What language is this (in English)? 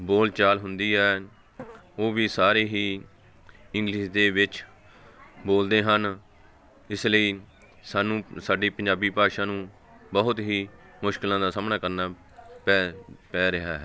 Punjabi